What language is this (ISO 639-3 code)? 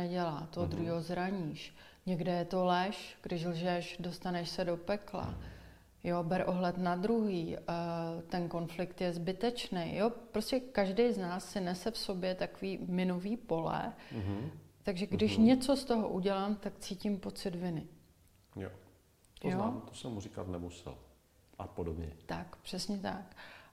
ces